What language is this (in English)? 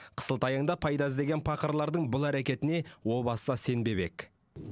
Kazakh